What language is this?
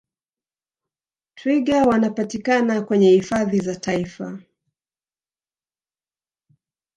Swahili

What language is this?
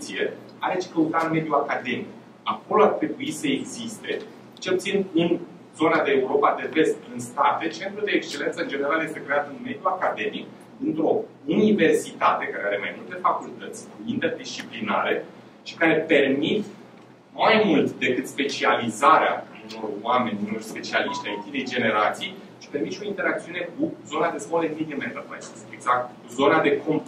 Romanian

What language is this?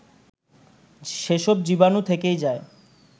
Bangla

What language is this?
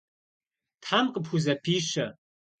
Kabardian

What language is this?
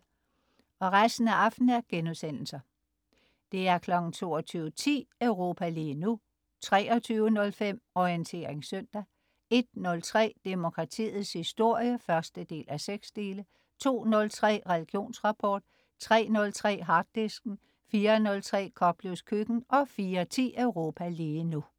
Danish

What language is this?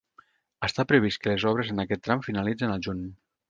Catalan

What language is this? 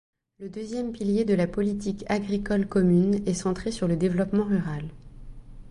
French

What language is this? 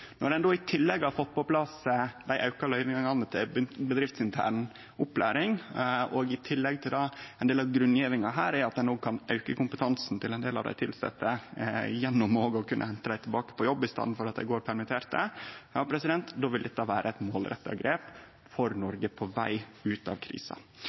Norwegian Nynorsk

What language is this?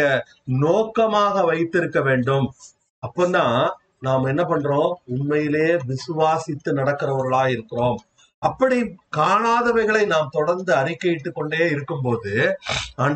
Tamil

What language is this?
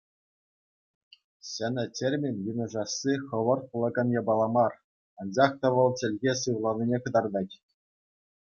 Chuvash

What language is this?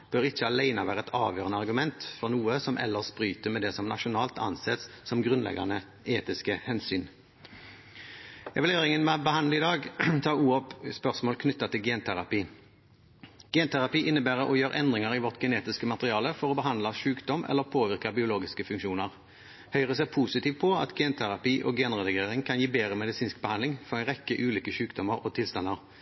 Norwegian Bokmål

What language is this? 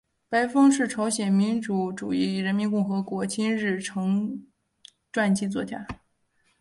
Chinese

